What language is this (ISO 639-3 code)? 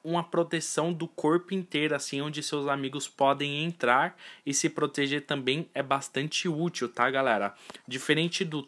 por